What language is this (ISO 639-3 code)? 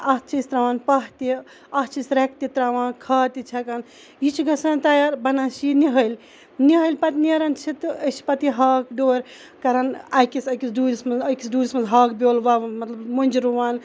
kas